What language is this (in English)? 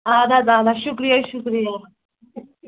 Kashmiri